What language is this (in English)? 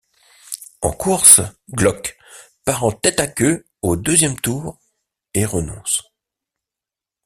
French